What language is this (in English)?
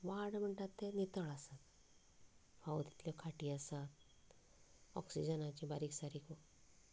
Konkani